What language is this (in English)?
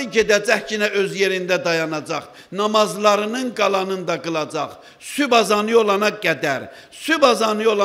Turkish